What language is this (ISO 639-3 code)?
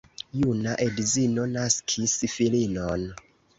epo